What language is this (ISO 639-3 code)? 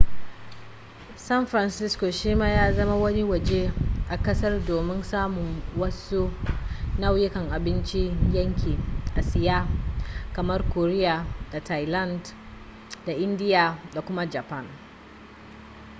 hau